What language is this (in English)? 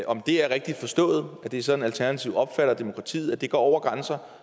Danish